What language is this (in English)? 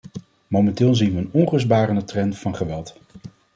Dutch